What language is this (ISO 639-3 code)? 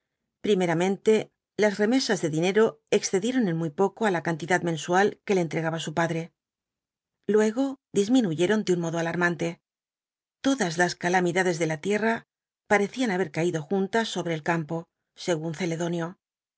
spa